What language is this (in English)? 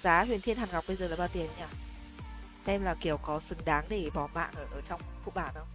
Vietnamese